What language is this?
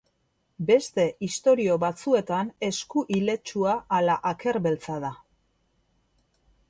Basque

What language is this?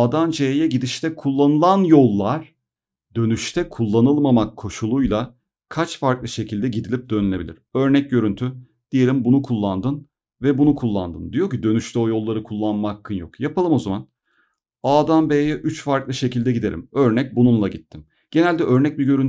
Turkish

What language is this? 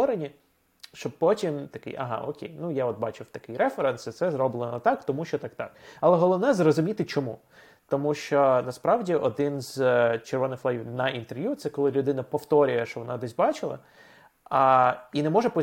Ukrainian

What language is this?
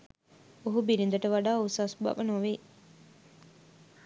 Sinhala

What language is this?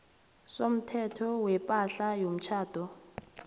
South Ndebele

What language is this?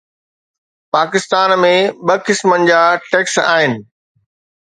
Sindhi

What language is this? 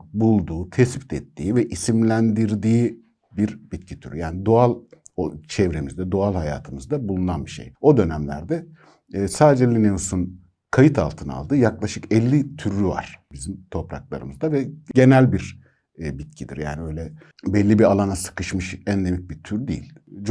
Turkish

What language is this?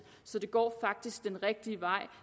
Danish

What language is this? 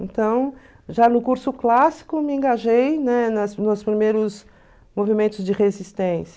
Portuguese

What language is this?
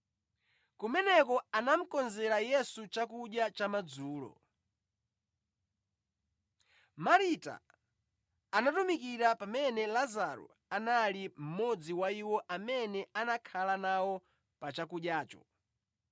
Nyanja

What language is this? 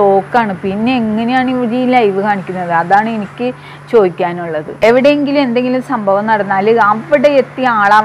Malayalam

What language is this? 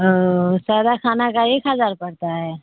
Urdu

